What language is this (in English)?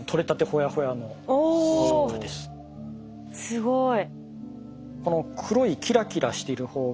Japanese